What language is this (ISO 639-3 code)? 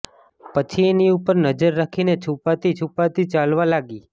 guj